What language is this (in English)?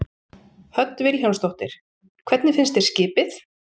Icelandic